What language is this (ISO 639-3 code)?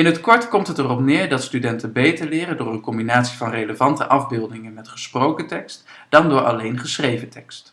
nld